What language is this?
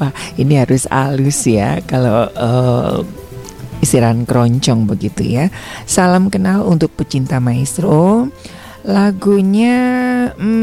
Indonesian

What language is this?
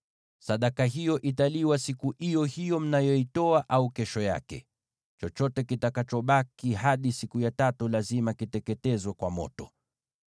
Swahili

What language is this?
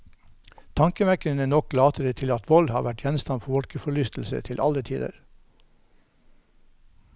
Norwegian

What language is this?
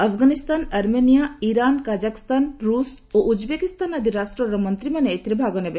Odia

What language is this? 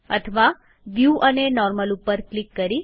Gujarati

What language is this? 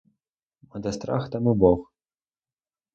Ukrainian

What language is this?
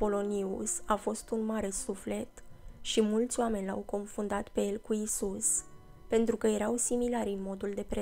Romanian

